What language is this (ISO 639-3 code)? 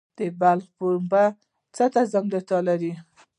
pus